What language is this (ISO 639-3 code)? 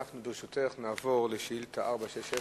heb